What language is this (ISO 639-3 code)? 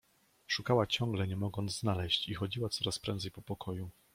pol